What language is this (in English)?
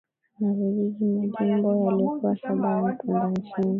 Swahili